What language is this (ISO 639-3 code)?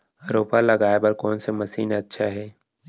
hne